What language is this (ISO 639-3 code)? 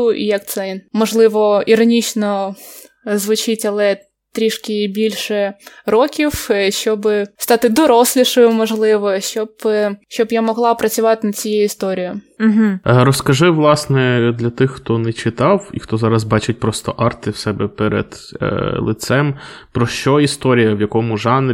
ukr